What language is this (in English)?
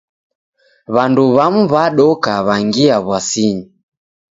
Taita